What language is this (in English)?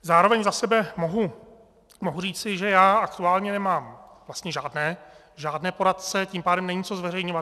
Czech